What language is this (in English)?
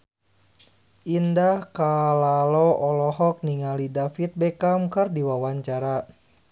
Sundanese